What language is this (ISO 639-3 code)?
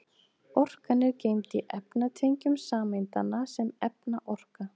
isl